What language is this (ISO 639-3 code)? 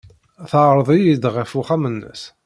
kab